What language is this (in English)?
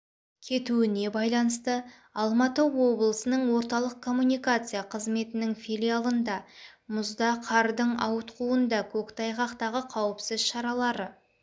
Kazakh